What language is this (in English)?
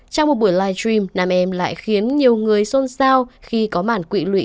Vietnamese